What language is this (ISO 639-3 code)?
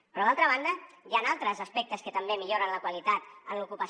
cat